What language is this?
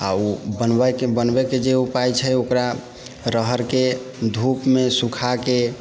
Maithili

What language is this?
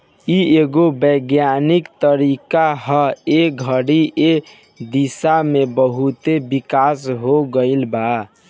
Bhojpuri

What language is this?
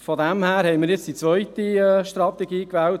Swiss German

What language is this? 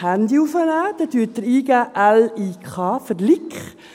Swiss German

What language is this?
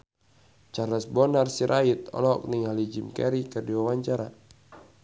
Sundanese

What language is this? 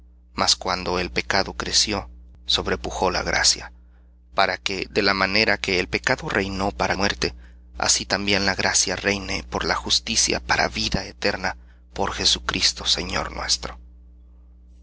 Spanish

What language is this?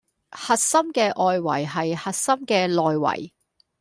Cantonese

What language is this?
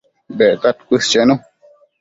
Matsés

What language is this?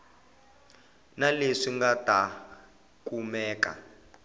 Tsonga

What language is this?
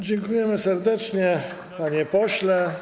Polish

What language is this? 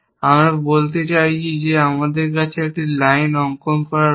Bangla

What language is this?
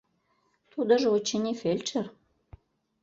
Mari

